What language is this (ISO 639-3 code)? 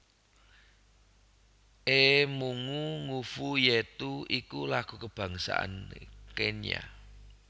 jav